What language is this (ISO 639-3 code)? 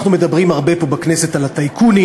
heb